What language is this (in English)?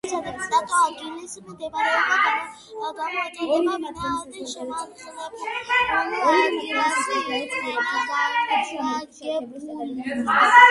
Georgian